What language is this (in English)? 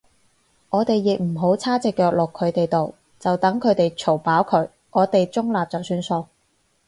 Cantonese